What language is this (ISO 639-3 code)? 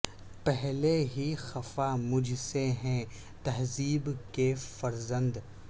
urd